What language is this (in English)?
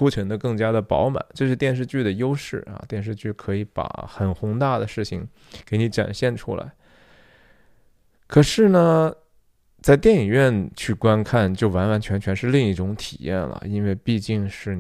Chinese